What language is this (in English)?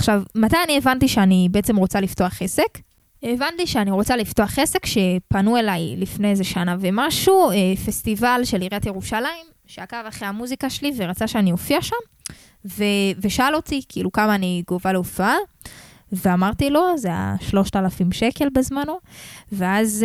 Hebrew